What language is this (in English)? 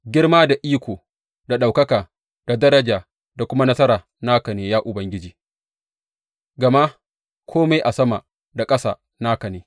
Hausa